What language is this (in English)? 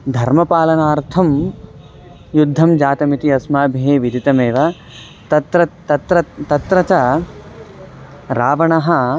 Sanskrit